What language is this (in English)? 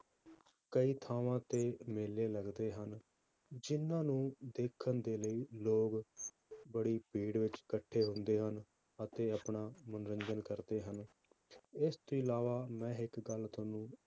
Punjabi